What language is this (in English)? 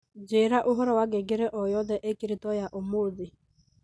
Kikuyu